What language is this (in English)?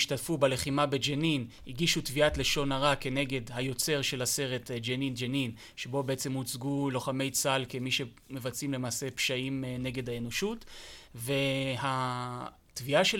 Hebrew